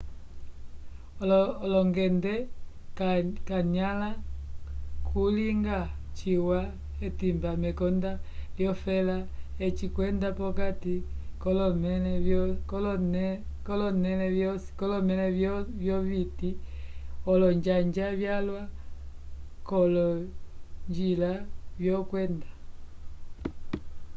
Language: Umbundu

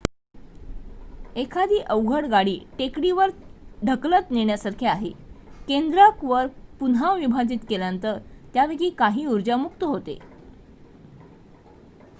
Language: Marathi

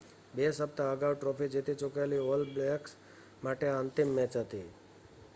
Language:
Gujarati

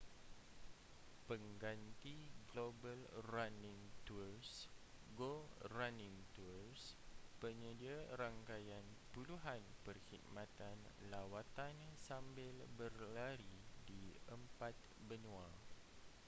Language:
Malay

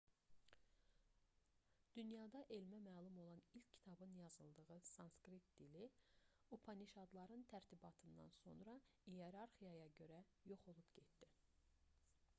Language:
Azerbaijani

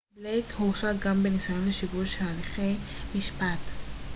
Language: Hebrew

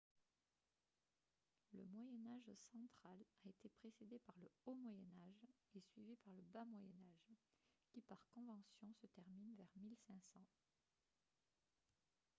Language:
French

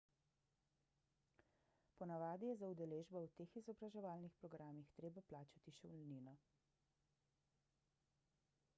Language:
Slovenian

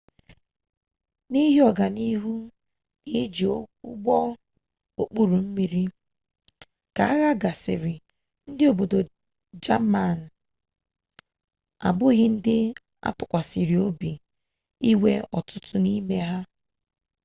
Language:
Igbo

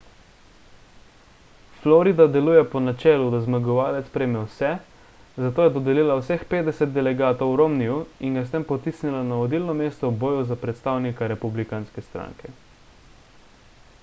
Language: Slovenian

